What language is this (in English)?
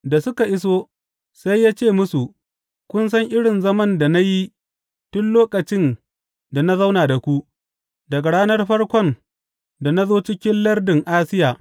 Hausa